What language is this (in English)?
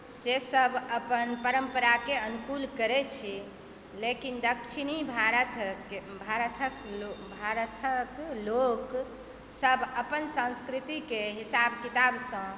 Maithili